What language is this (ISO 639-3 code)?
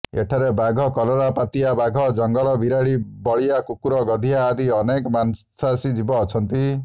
ori